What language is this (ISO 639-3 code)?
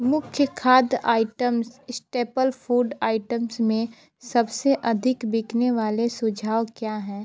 hin